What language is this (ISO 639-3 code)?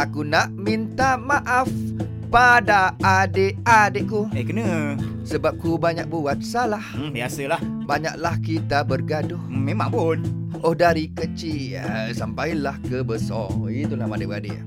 msa